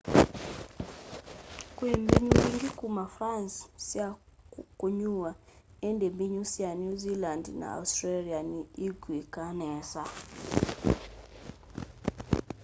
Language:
Kamba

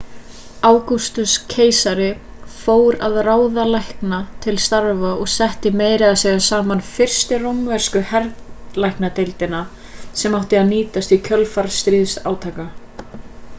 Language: Icelandic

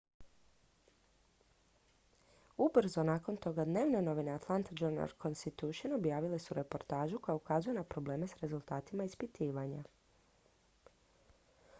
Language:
Croatian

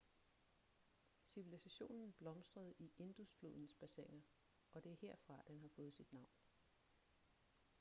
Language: Danish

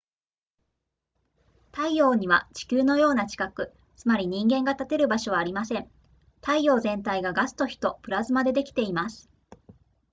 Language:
Japanese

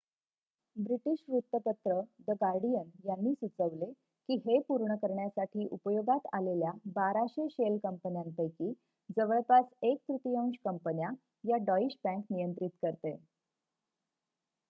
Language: Marathi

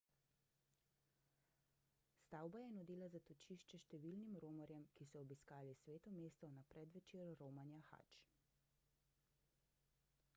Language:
Slovenian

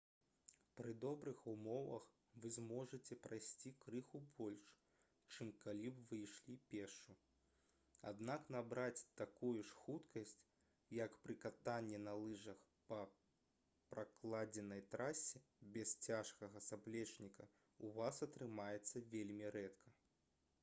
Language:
Belarusian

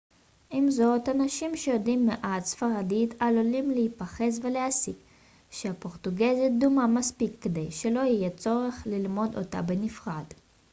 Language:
Hebrew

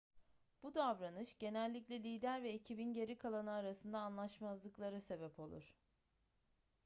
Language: Turkish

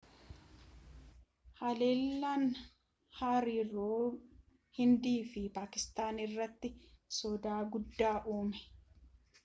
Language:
Oromo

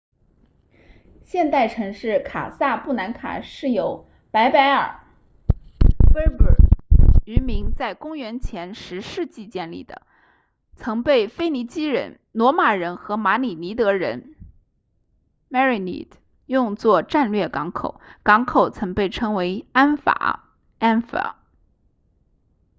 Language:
Chinese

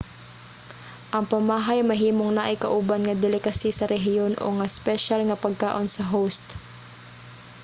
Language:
Cebuano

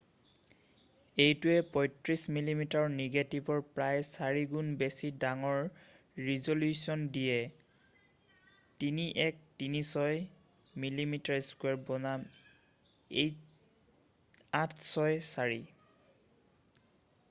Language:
Assamese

